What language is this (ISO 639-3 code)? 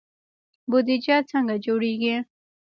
pus